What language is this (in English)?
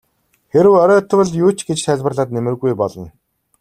Mongolian